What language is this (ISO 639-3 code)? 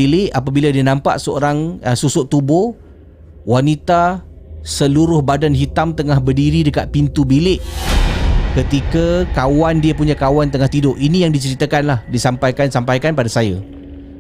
msa